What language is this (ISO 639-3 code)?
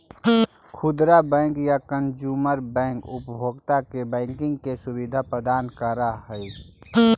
mag